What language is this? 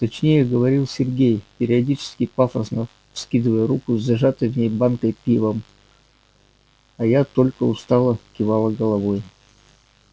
Russian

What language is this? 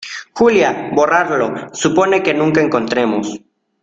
Spanish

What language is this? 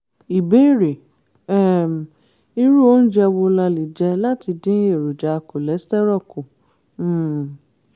Yoruba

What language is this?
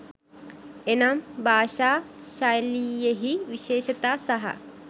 Sinhala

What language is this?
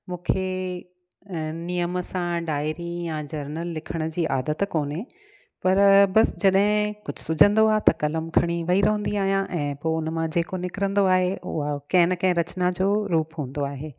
Sindhi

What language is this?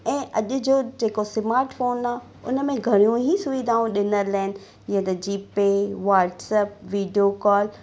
Sindhi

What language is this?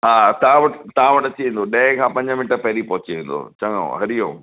Sindhi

